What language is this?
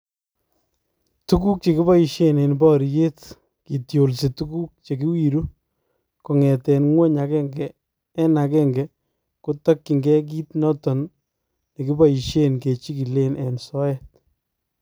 Kalenjin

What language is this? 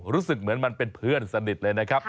Thai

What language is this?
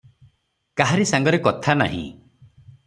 Odia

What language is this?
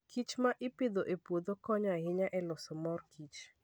Luo (Kenya and Tanzania)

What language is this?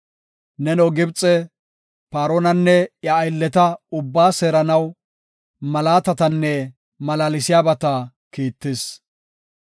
Gofa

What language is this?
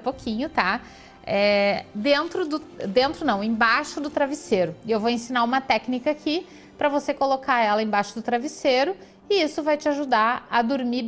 Portuguese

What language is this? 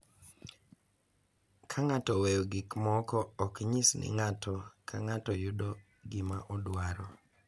Luo (Kenya and Tanzania)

